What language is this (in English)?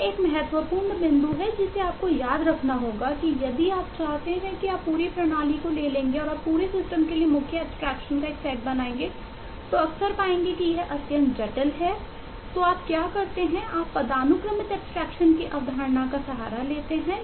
Hindi